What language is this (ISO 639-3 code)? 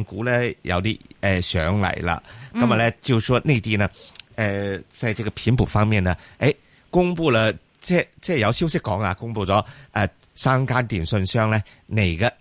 zho